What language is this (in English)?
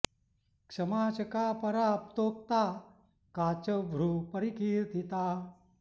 Sanskrit